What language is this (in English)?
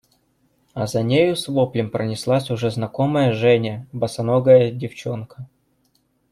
Russian